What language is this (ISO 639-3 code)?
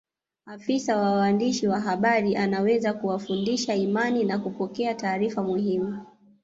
swa